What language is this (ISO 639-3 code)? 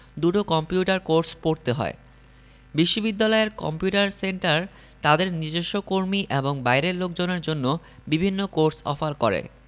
ben